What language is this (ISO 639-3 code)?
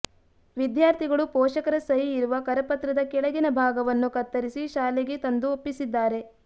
kan